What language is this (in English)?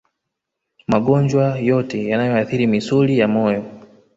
Swahili